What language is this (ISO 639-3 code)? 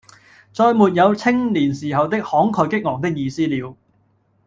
yue